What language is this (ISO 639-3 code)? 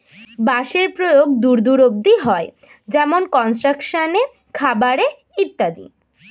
ben